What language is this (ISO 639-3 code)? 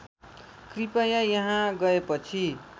nep